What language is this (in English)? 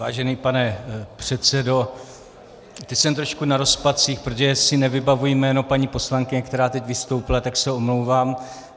Czech